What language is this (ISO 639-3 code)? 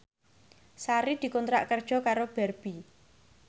jav